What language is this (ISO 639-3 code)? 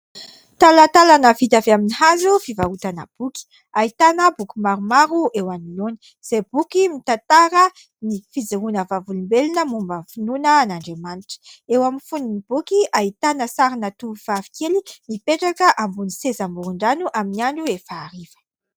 mlg